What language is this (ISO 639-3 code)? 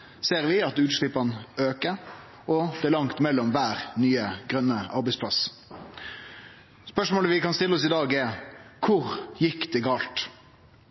nno